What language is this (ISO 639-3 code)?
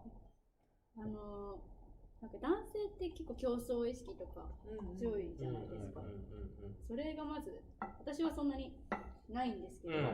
jpn